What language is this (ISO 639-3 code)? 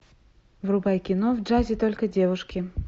rus